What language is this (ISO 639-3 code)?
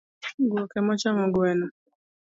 luo